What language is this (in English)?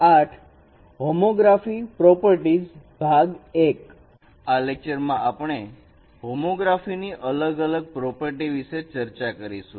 Gujarati